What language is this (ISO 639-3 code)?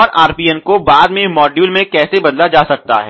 hin